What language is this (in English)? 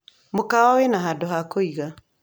Kikuyu